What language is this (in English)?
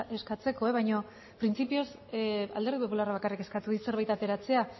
Basque